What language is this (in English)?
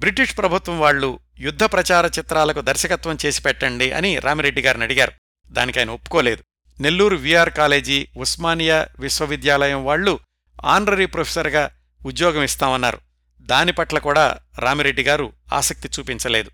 Telugu